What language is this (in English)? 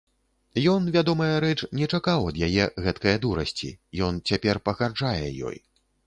Belarusian